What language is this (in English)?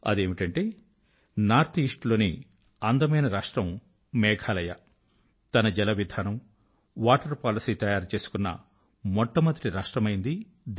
Telugu